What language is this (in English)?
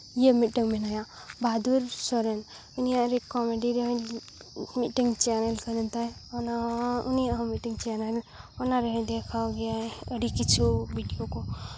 Santali